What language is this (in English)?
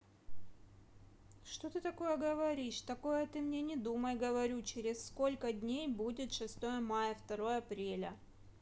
Russian